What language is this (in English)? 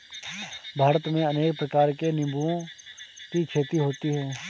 Hindi